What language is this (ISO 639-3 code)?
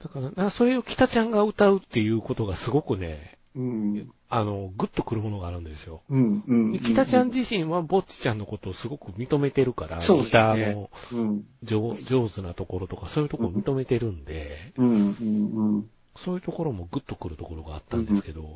jpn